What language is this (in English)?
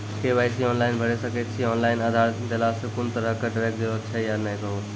Maithili